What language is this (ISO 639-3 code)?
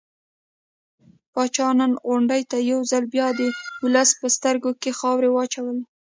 pus